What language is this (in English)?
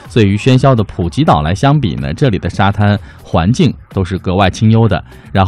Chinese